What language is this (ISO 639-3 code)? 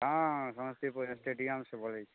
mai